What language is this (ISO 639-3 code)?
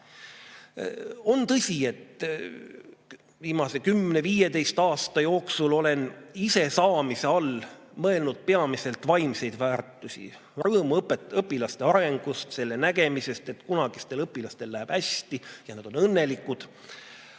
est